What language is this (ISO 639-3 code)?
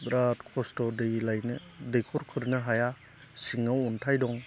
brx